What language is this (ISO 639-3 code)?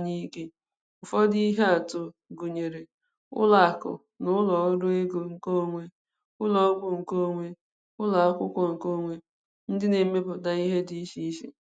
ibo